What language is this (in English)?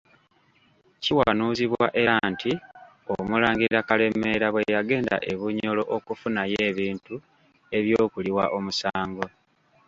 Ganda